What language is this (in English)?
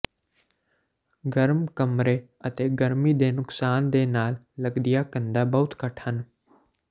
Punjabi